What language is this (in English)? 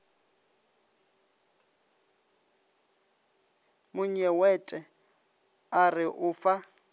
Northern Sotho